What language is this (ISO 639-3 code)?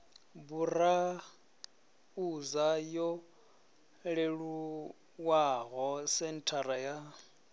ven